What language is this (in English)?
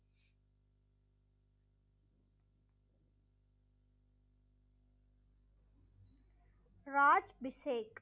Tamil